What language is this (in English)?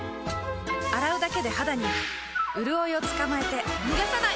Japanese